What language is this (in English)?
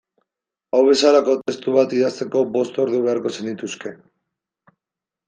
Basque